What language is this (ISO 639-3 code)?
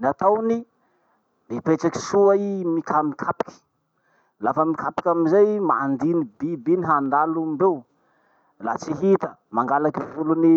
msh